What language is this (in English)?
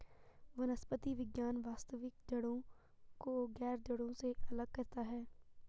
Hindi